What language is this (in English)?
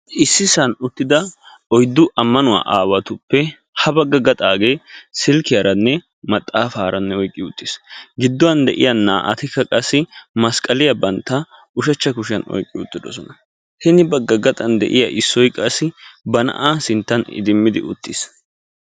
Wolaytta